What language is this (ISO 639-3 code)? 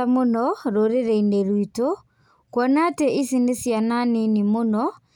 kik